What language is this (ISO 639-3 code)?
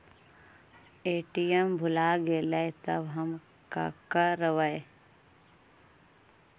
mag